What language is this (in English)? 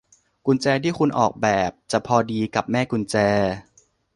Thai